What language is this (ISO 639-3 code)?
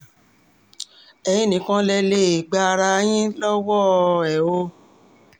yor